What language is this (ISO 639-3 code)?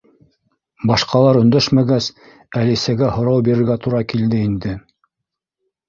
bak